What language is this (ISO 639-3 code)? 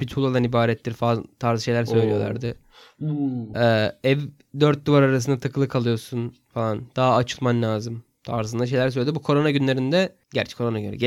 tur